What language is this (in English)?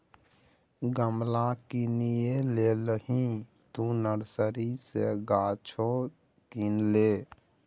Maithili